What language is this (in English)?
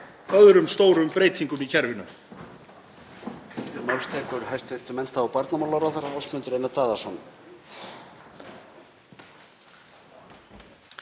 Icelandic